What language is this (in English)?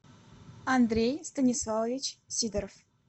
Russian